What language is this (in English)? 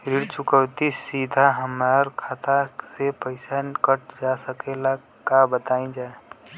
Bhojpuri